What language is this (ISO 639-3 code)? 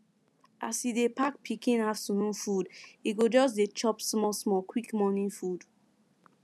pcm